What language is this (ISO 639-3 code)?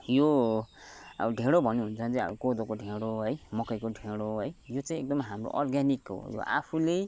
nep